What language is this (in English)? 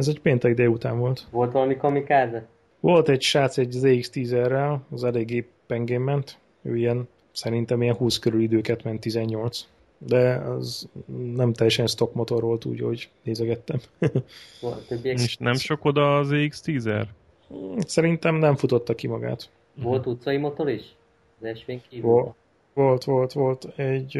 Hungarian